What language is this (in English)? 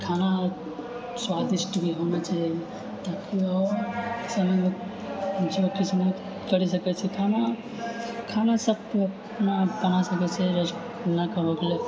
Maithili